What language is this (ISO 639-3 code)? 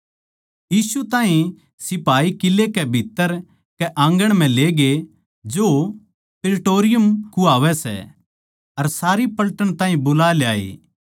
bgc